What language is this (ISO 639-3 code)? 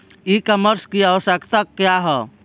bho